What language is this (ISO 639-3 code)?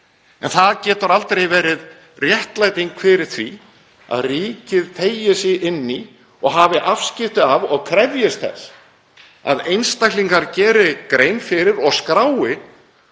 isl